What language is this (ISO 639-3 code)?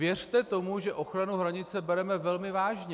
ces